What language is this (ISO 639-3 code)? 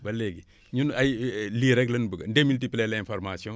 wol